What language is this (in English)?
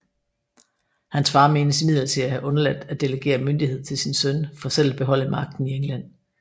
Danish